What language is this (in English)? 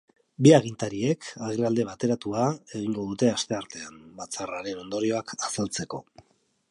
Basque